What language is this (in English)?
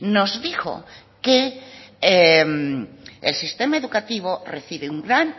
Spanish